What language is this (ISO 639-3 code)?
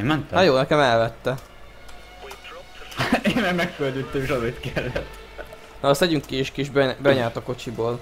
hun